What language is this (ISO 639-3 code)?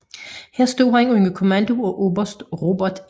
dan